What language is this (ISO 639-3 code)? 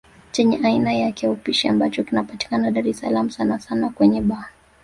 swa